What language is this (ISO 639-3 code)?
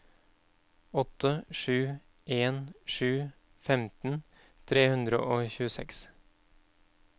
nor